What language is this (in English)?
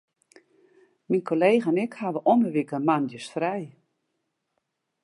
Western Frisian